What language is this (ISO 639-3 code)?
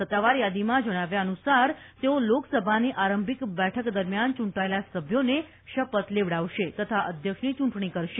guj